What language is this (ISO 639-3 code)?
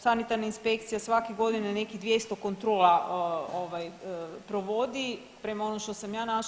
hrv